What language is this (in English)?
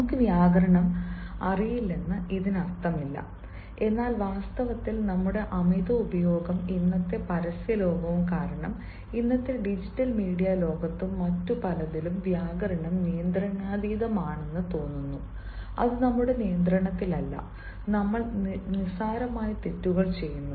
Malayalam